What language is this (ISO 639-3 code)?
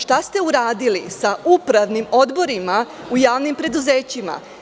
srp